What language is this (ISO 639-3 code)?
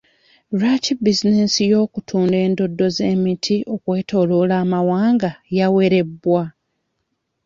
lug